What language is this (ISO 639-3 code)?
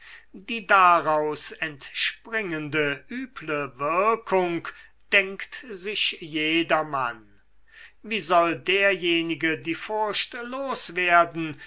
deu